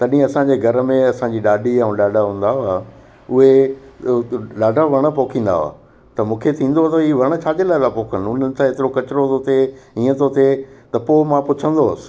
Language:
Sindhi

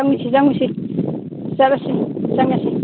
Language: Manipuri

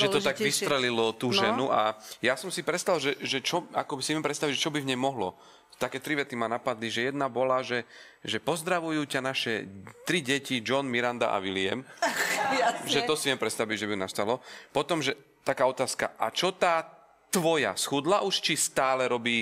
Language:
Slovak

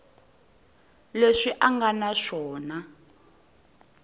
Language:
Tsonga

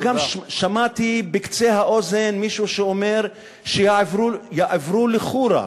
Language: Hebrew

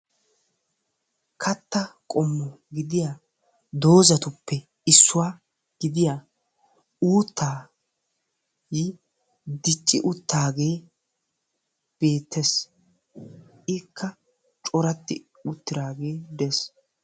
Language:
Wolaytta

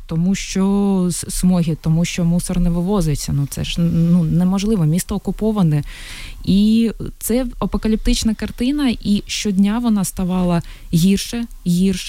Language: Ukrainian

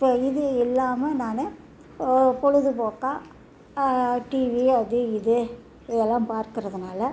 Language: Tamil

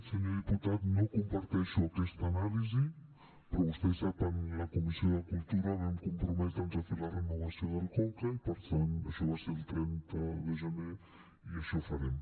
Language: Catalan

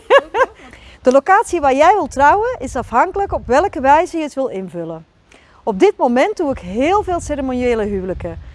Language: Dutch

